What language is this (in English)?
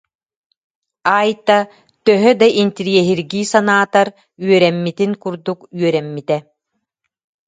Yakut